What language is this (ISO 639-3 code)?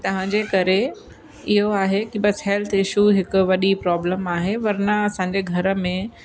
snd